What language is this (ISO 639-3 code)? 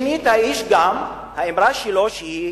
heb